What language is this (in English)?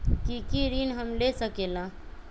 Magahi